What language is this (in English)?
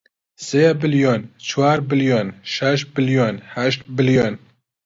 Central Kurdish